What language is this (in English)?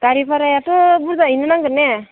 Bodo